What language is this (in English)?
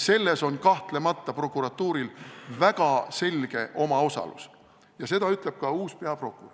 Estonian